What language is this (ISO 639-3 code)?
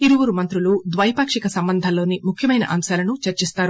tel